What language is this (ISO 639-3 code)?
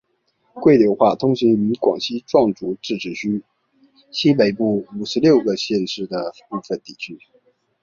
zho